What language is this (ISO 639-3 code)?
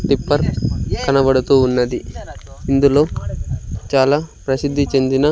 tel